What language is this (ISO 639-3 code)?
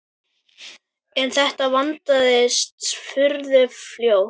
isl